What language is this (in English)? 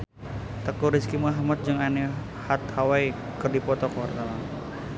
Sundanese